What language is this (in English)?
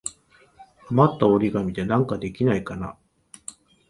Japanese